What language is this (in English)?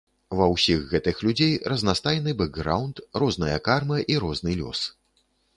Belarusian